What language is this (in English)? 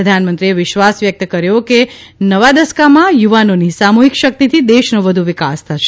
Gujarati